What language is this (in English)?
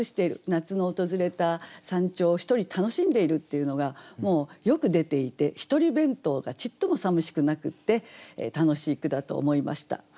Japanese